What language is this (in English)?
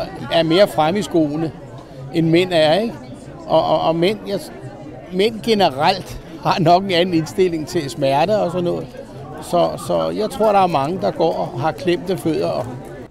Danish